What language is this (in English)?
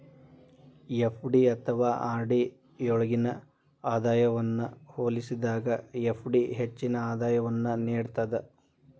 Kannada